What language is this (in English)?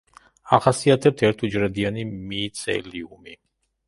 Georgian